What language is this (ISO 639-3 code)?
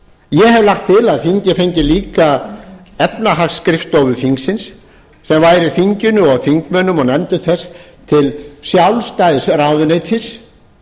isl